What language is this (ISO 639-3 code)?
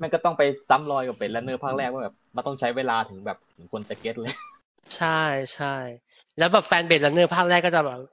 tha